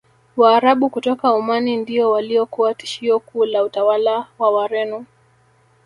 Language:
Swahili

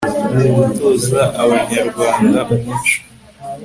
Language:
Kinyarwanda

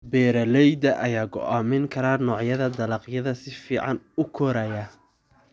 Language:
Somali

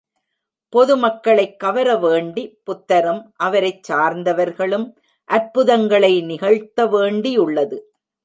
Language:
Tamil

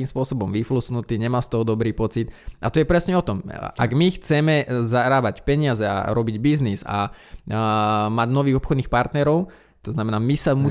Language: Slovak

